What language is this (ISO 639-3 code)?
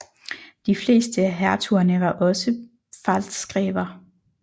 dan